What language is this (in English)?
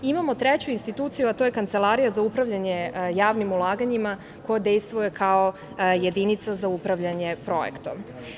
Serbian